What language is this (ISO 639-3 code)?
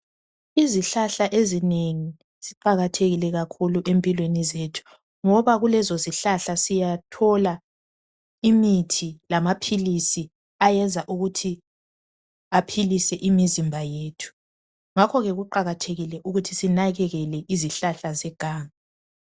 nde